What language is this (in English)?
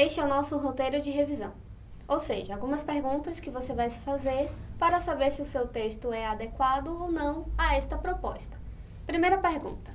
Portuguese